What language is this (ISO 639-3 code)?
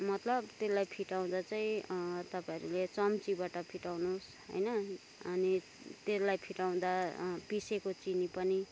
nep